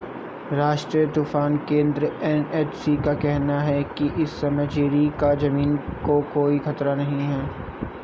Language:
Hindi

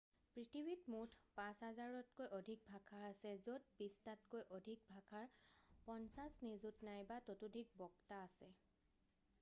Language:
Assamese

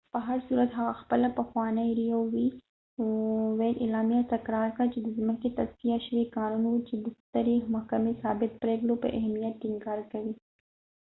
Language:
Pashto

